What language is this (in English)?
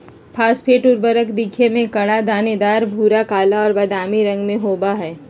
Magahi